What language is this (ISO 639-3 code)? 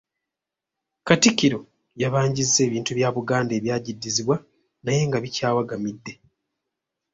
lug